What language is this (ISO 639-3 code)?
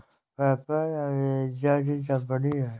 hin